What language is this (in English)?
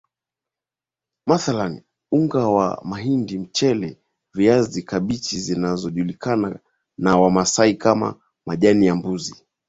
Swahili